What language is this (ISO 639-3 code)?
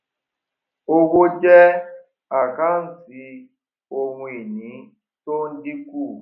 yor